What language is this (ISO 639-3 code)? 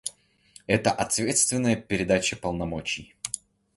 rus